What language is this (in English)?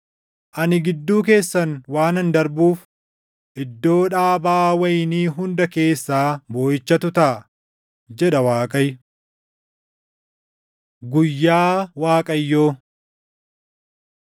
Oromo